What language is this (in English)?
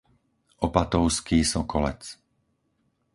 Slovak